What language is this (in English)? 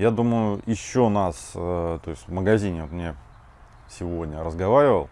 Russian